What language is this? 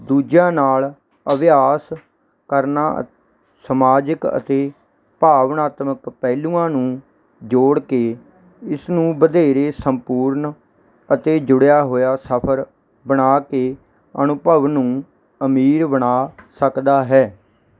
Punjabi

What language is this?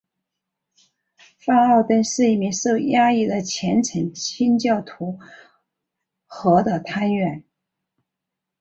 Chinese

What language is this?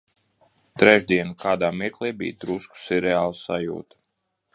Latvian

